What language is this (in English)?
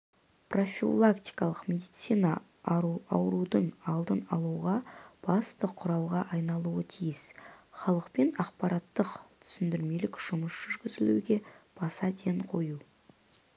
Kazakh